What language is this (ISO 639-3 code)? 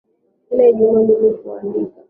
swa